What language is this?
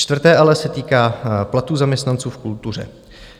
Czech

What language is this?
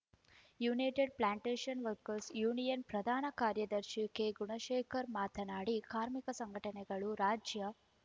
Kannada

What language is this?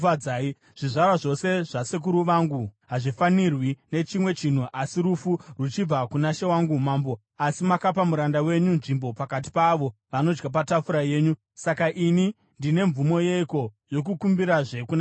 Shona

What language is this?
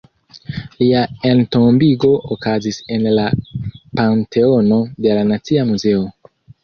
Esperanto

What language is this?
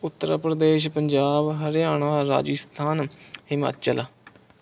Punjabi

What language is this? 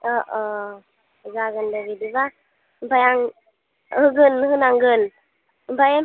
Bodo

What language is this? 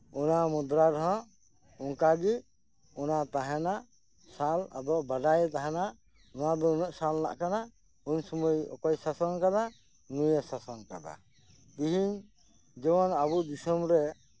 Santali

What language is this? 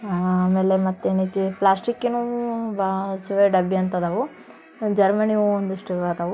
Kannada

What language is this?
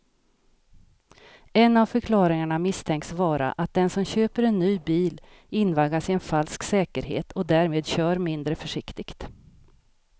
Swedish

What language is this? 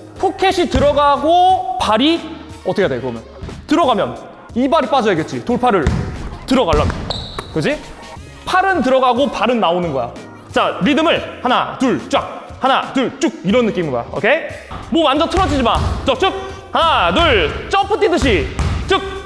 Korean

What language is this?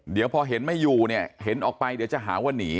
Thai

